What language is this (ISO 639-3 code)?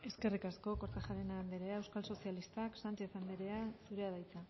eus